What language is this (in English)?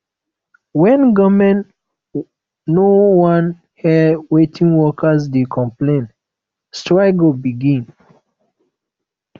Nigerian Pidgin